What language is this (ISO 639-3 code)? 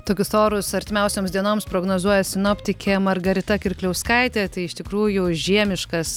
lit